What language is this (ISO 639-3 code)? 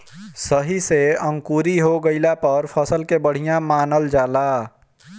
bho